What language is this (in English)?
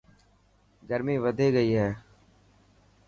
Dhatki